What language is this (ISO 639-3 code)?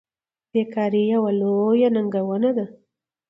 pus